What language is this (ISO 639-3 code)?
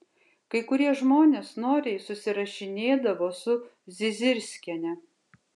lit